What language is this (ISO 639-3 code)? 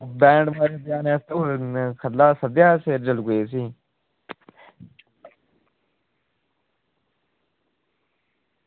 doi